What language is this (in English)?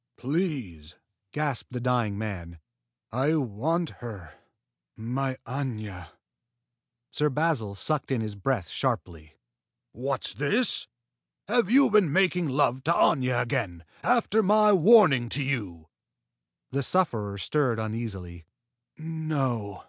English